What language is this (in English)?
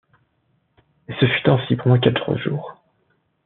French